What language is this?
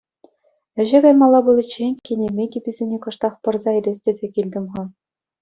Chuvash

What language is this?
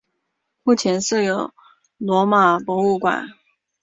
Chinese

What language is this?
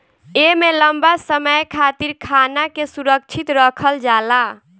Bhojpuri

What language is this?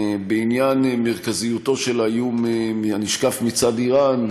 Hebrew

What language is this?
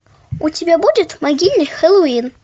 Russian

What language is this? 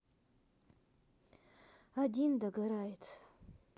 Russian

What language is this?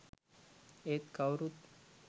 Sinhala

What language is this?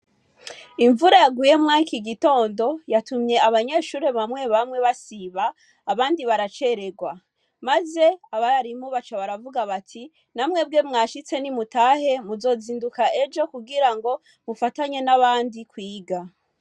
Rundi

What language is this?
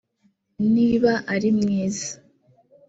Kinyarwanda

